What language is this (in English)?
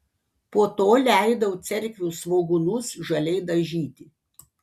Lithuanian